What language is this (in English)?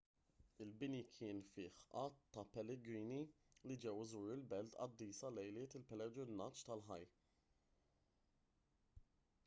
Maltese